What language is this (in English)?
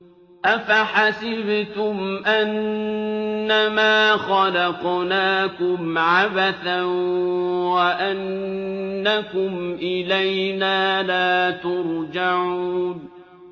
Arabic